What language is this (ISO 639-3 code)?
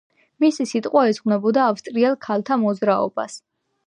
kat